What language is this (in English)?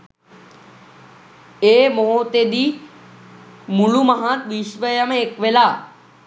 Sinhala